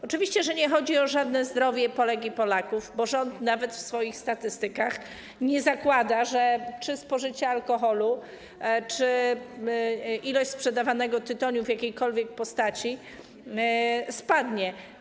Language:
Polish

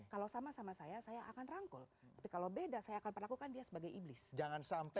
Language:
Indonesian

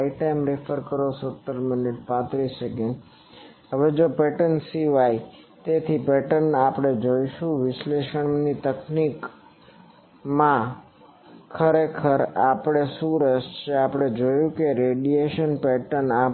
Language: Gujarati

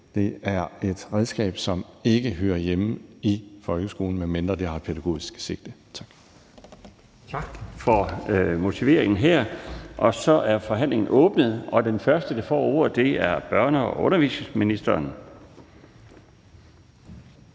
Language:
Danish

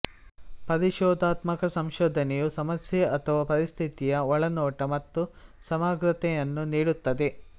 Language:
Kannada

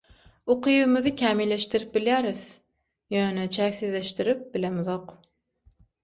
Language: Turkmen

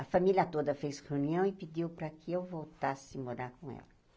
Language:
Portuguese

